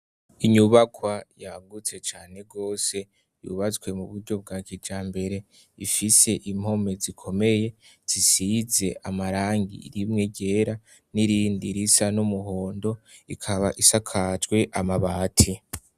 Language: Rundi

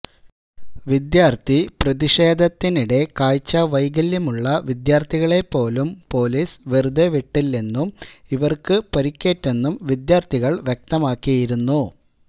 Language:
Malayalam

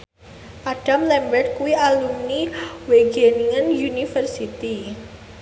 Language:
Javanese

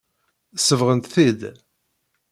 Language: Kabyle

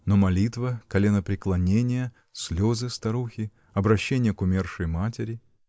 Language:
Russian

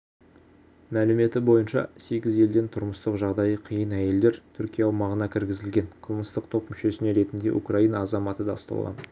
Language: Kazakh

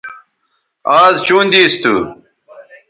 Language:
Bateri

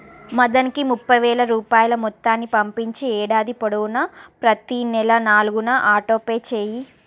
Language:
Telugu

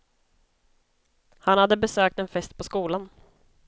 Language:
Swedish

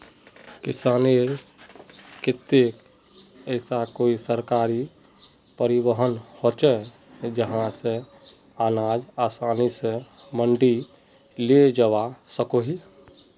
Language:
Magahi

